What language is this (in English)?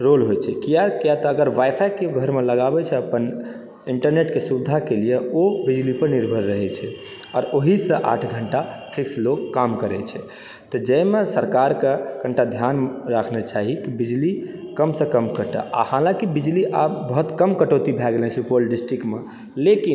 Maithili